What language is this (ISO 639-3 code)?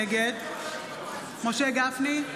heb